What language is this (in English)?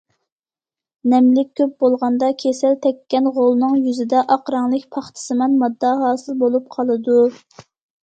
Uyghur